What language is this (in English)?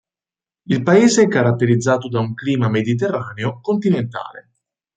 Italian